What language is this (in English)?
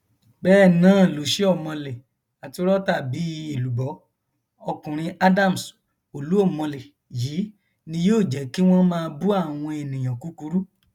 Yoruba